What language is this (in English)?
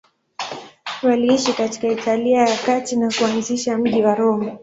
Swahili